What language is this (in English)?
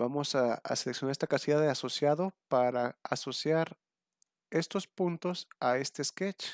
Spanish